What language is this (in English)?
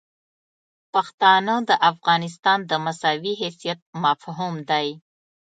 Pashto